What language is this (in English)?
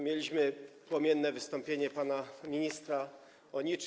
Polish